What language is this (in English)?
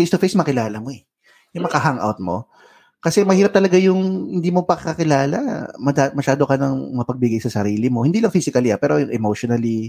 Filipino